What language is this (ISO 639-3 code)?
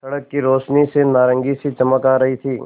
hin